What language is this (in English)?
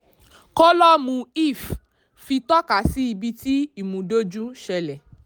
Yoruba